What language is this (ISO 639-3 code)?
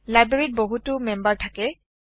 asm